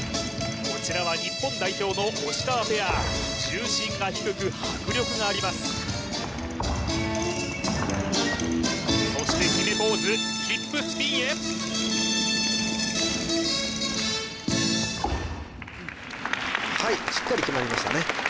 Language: Japanese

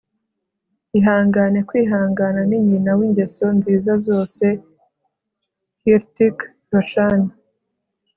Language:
Kinyarwanda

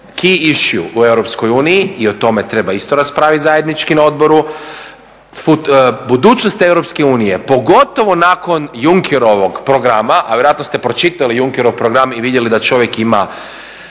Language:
Croatian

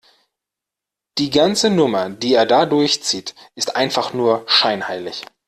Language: German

